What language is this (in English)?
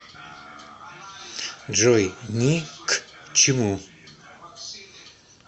Russian